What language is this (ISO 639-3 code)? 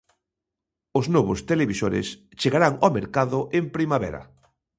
glg